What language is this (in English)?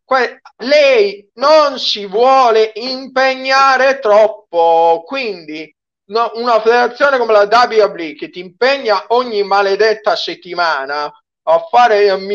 Italian